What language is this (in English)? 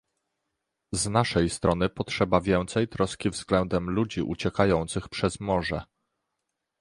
Polish